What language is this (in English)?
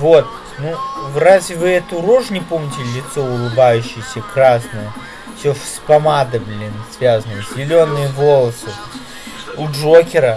Russian